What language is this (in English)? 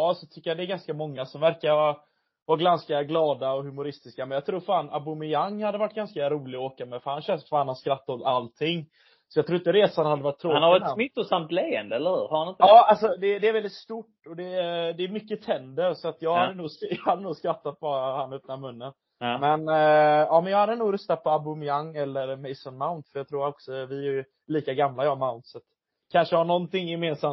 Swedish